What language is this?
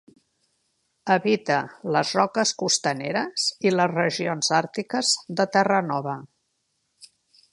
Catalan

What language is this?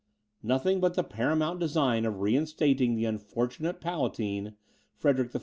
English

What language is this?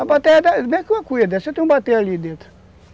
Portuguese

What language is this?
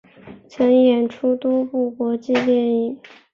Chinese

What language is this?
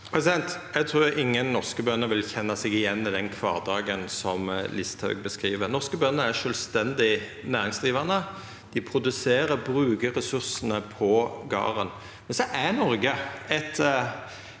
Norwegian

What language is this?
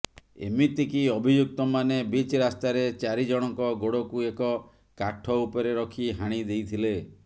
Odia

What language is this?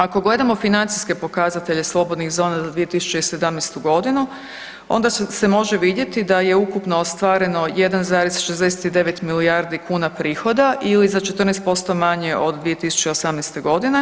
Croatian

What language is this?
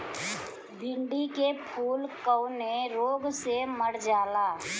Bhojpuri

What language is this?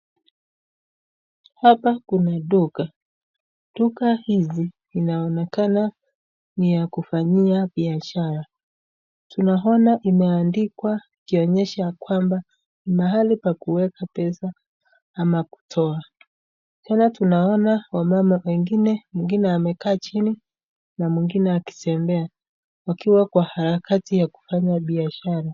Swahili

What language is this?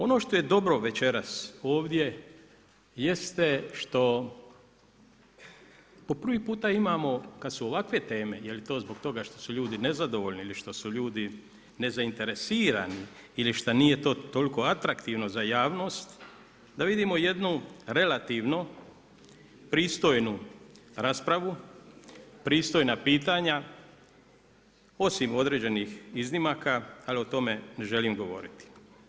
Croatian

